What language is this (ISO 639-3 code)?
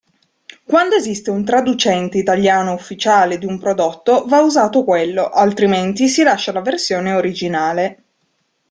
ita